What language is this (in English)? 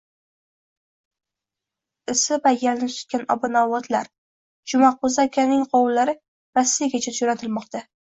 Uzbek